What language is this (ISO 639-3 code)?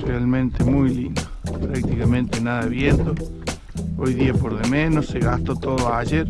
spa